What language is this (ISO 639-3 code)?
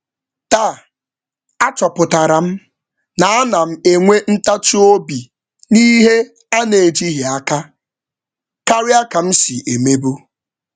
ibo